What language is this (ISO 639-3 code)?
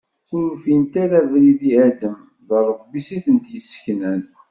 kab